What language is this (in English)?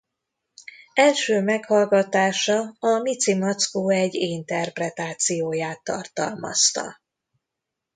Hungarian